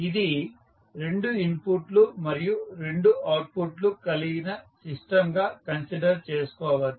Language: Telugu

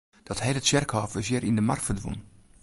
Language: Western Frisian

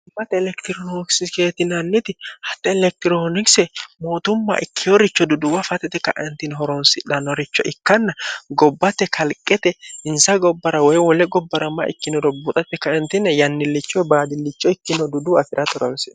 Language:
Sidamo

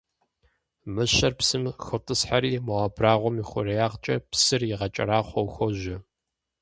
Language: Kabardian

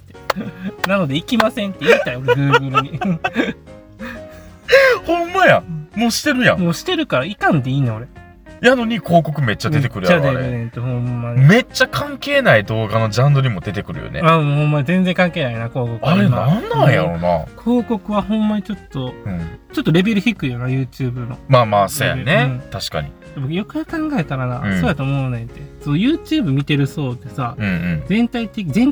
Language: Japanese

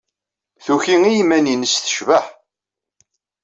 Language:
Kabyle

